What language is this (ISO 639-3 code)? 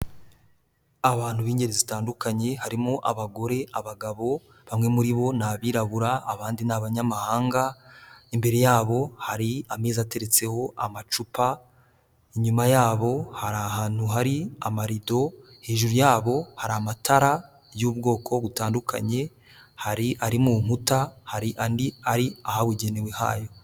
kin